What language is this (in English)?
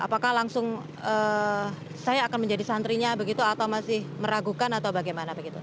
Indonesian